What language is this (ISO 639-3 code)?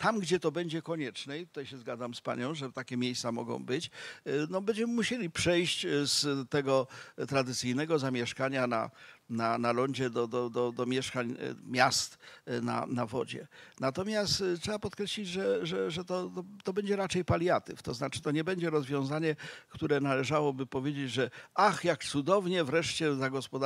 pol